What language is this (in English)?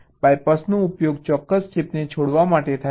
Gujarati